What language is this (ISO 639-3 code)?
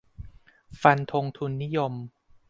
tha